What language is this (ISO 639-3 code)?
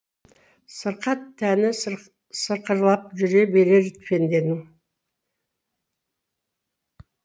kaz